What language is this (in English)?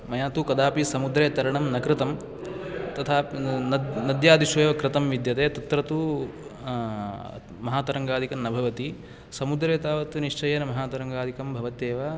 Sanskrit